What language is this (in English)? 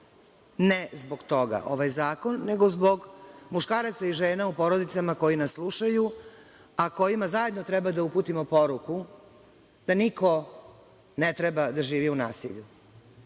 Serbian